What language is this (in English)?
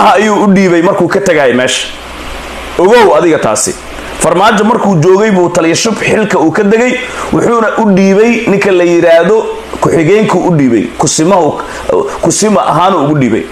Arabic